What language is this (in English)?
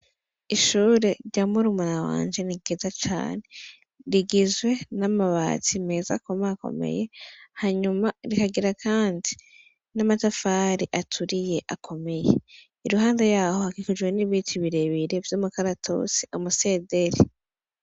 Rundi